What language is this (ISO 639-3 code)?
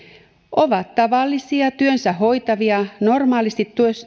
fin